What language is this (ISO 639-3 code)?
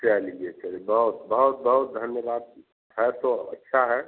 hin